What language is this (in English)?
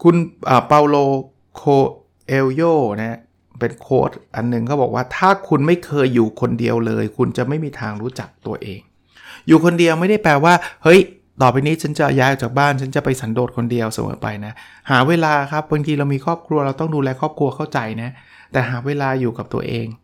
Thai